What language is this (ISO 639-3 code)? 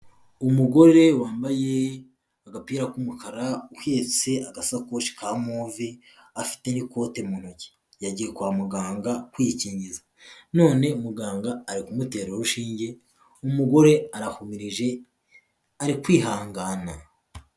kin